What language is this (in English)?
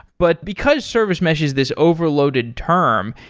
English